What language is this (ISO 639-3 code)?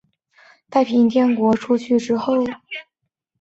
zho